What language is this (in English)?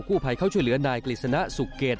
Thai